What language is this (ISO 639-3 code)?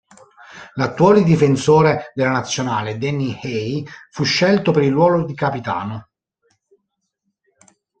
ita